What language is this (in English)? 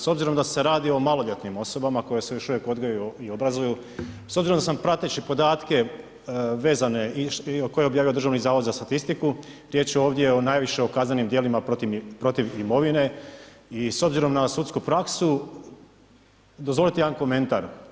Croatian